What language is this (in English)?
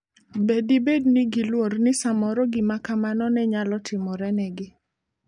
Luo (Kenya and Tanzania)